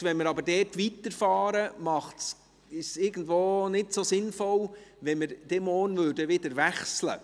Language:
Swiss German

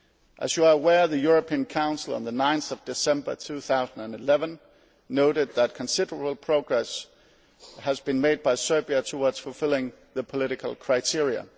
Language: English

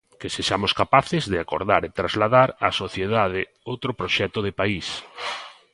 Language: Galician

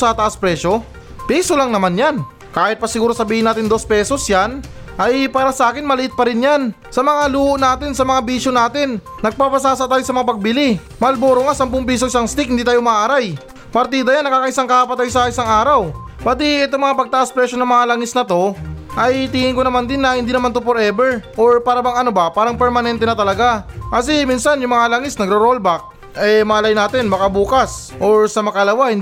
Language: Filipino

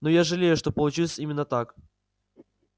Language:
Russian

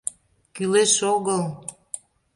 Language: Mari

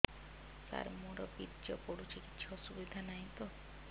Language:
Odia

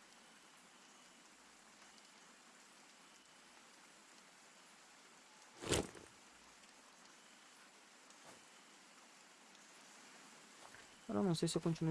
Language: Portuguese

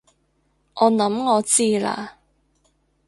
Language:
Cantonese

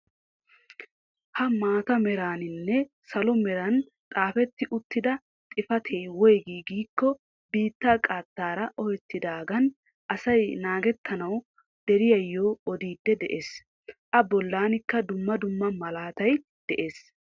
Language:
Wolaytta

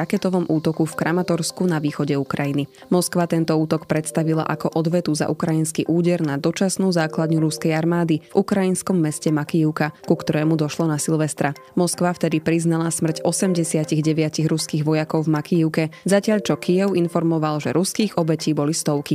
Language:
Slovak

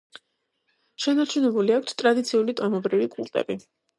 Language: Georgian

